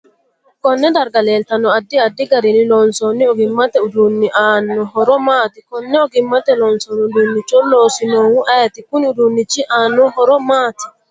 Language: Sidamo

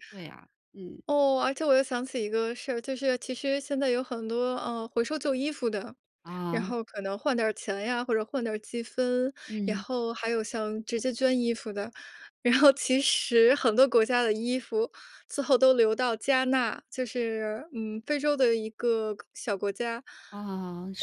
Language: Chinese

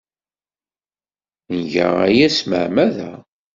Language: Kabyle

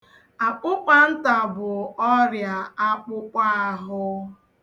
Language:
Igbo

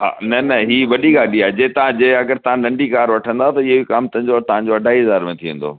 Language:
Sindhi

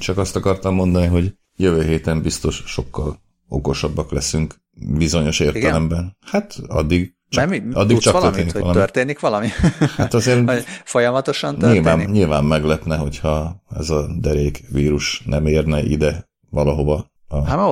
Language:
Hungarian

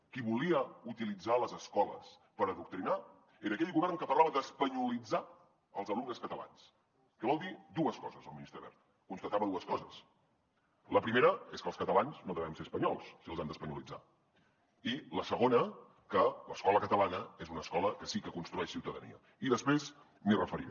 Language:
Catalan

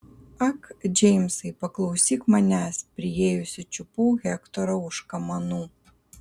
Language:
Lithuanian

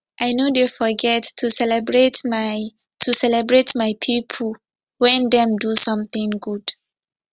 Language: Nigerian Pidgin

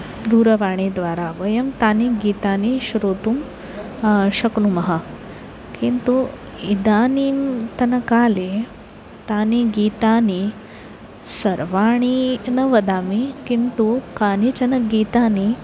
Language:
Sanskrit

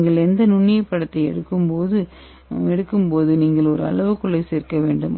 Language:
Tamil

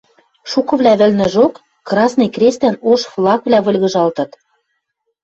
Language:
Western Mari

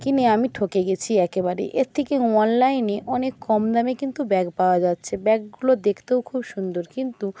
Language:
Bangla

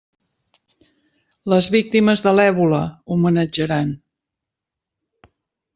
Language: Catalan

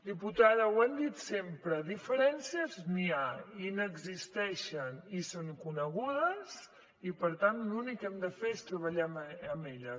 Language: Catalan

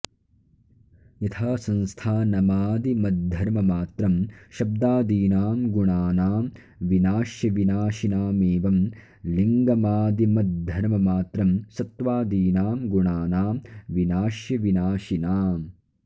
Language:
Sanskrit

